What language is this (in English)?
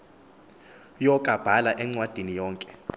Xhosa